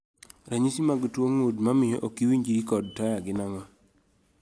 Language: Luo (Kenya and Tanzania)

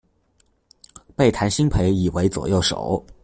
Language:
Chinese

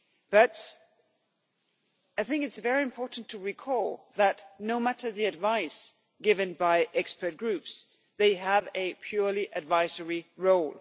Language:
English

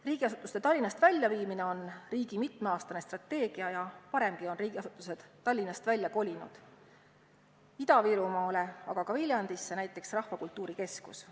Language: Estonian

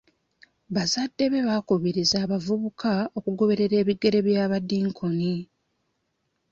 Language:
Ganda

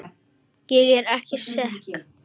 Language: Icelandic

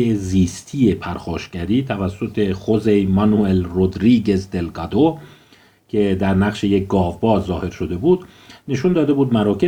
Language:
Persian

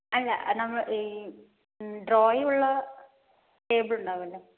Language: Malayalam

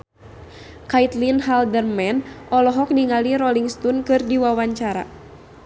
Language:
Sundanese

